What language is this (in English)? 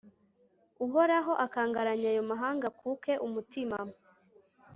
Kinyarwanda